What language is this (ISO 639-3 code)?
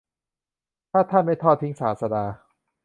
tha